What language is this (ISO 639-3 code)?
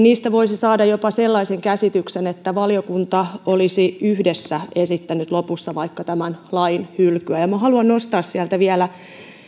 fin